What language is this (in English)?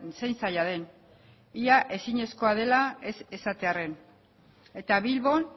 Basque